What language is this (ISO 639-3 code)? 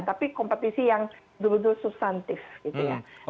ind